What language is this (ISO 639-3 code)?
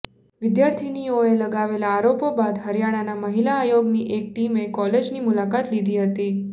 guj